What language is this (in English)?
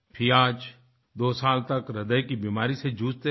Hindi